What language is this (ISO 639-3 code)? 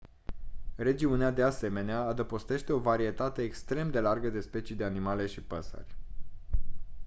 ron